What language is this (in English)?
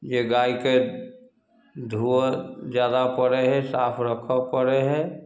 Maithili